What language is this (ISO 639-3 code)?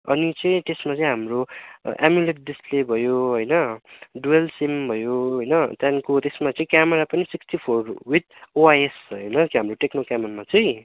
nep